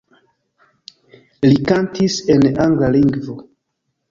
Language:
Esperanto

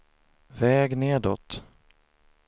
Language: Swedish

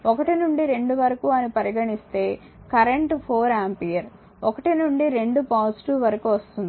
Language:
Telugu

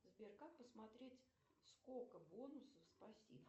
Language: Russian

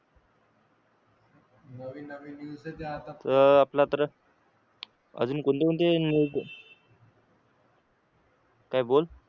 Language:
Marathi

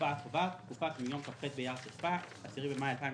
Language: Hebrew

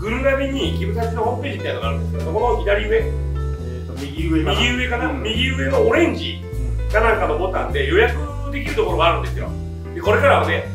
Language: Japanese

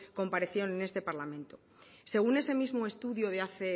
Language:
Spanish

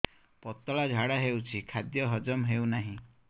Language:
Odia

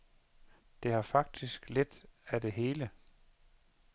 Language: Danish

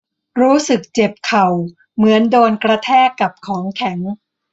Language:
Thai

